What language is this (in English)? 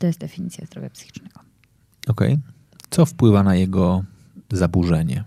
Polish